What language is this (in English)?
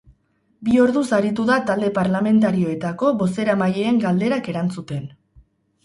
Basque